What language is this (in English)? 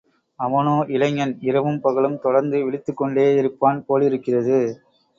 Tamil